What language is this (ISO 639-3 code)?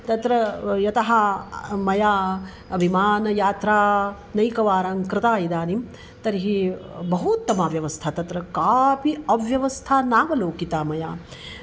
san